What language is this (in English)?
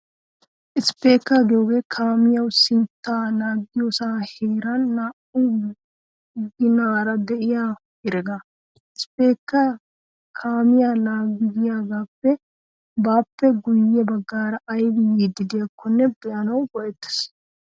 Wolaytta